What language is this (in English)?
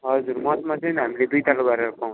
Nepali